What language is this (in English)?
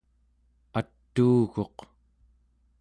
Central Yupik